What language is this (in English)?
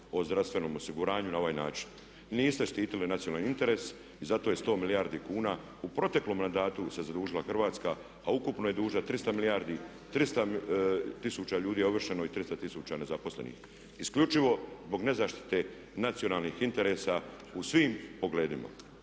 Croatian